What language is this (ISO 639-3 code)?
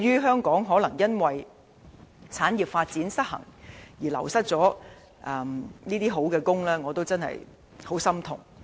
yue